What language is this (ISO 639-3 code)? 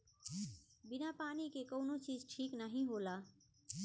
bho